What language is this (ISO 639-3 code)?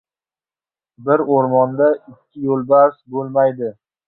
uzb